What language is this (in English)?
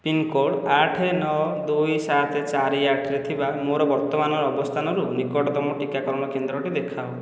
Odia